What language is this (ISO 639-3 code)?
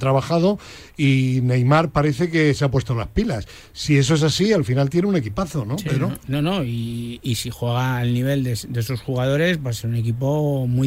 spa